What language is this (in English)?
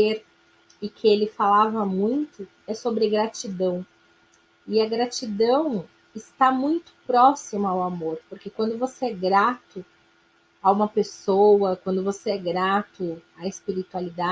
Portuguese